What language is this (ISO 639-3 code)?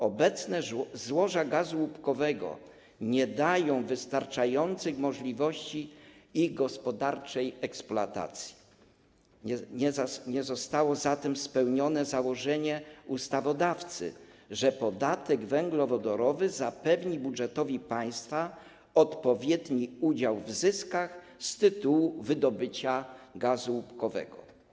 pol